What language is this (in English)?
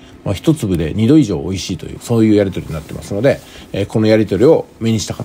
Japanese